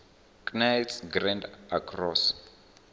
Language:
Venda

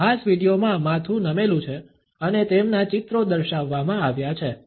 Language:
Gujarati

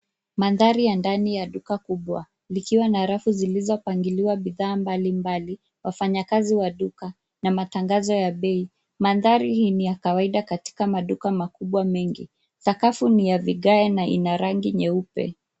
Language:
Swahili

